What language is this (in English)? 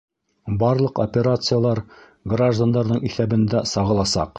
Bashkir